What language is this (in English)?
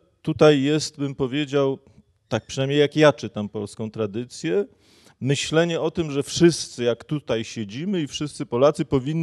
Polish